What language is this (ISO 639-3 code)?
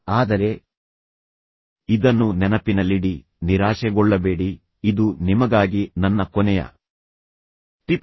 kan